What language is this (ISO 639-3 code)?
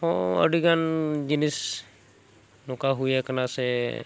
sat